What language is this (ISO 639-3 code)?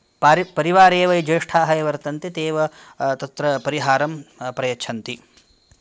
san